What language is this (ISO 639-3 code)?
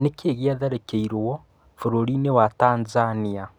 kik